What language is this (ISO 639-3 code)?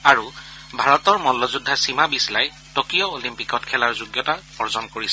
asm